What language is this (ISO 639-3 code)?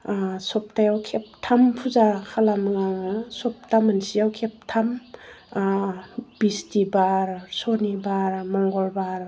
brx